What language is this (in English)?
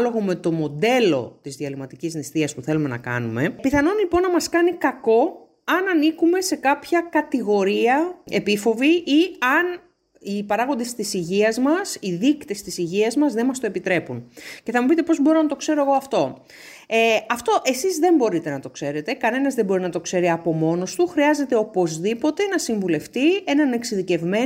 Greek